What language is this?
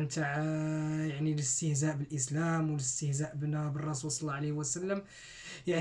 Arabic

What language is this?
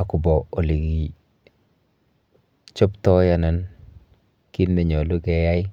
Kalenjin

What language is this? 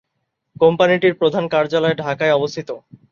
Bangla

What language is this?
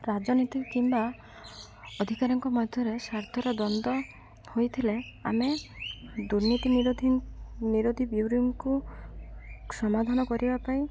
Odia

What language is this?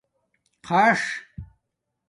Domaaki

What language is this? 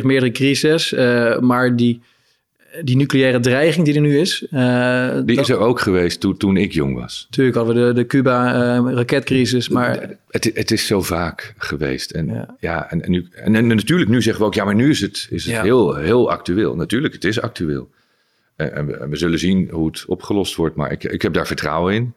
Dutch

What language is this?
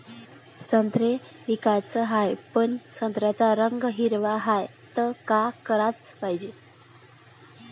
Marathi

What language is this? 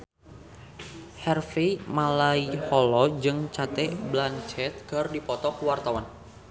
Sundanese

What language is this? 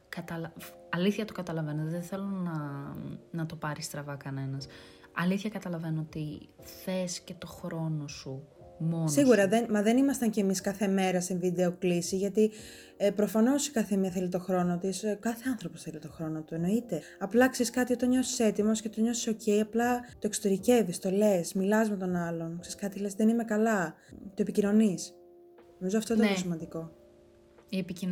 Greek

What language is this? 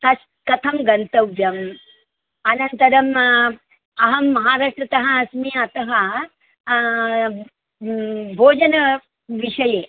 Sanskrit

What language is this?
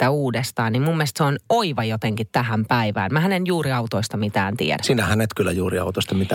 Finnish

